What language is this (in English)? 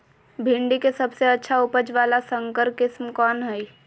Magahi